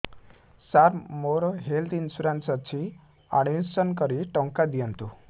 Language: Odia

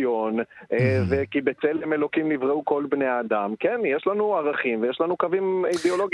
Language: Hebrew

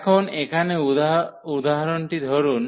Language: Bangla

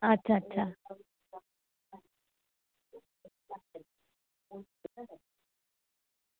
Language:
Dogri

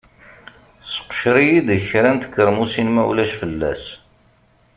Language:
Kabyle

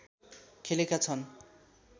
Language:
Nepali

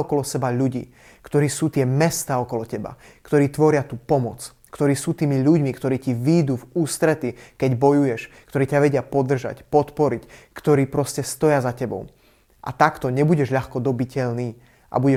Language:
Slovak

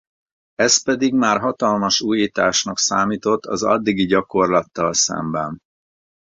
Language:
Hungarian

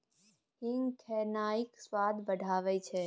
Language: Maithili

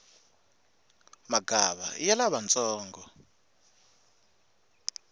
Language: Tsonga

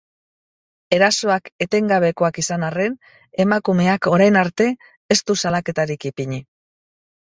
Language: Basque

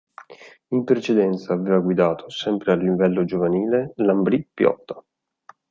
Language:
Italian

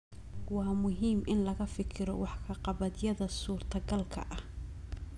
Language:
Somali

